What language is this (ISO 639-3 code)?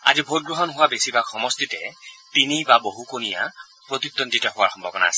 asm